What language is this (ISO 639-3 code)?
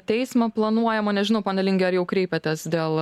lit